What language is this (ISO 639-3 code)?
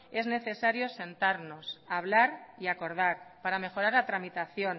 spa